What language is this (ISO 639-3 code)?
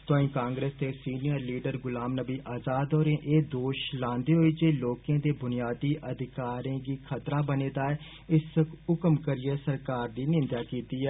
doi